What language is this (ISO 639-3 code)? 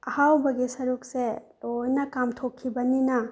mni